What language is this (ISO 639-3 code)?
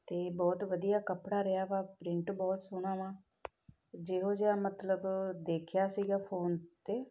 pan